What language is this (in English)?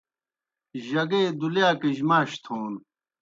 Kohistani Shina